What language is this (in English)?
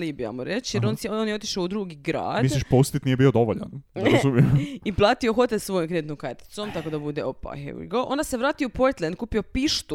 Croatian